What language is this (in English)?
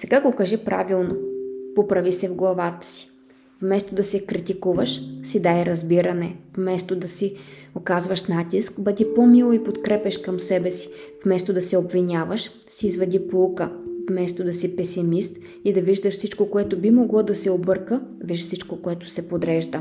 Bulgarian